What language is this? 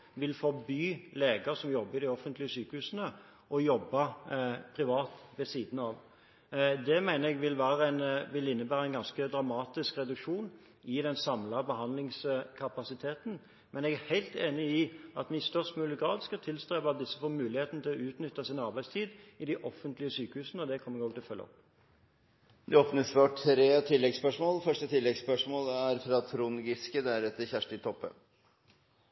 Norwegian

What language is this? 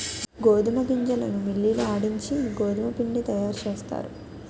Telugu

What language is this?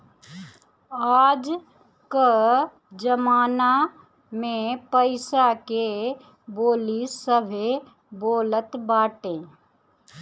Bhojpuri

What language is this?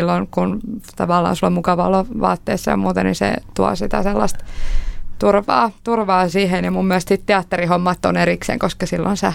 Finnish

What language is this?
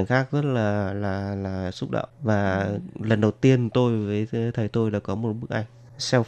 Vietnamese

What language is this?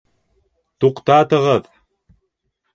Bashkir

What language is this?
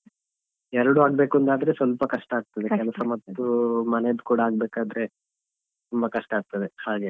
Kannada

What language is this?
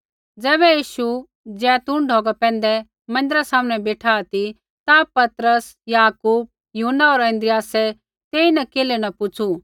Kullu Pahari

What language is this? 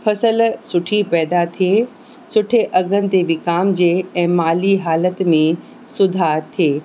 Sindhi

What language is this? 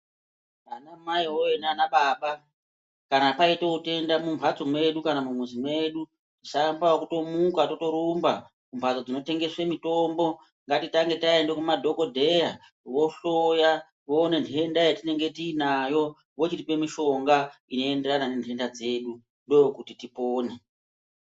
Ndau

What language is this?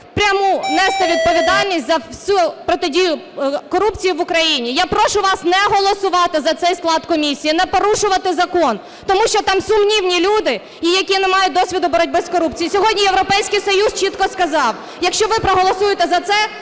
Ukrainian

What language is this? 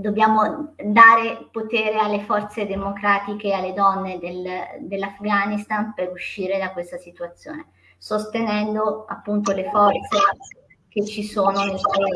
Italian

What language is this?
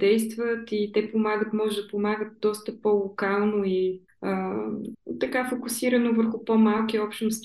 Bulgarian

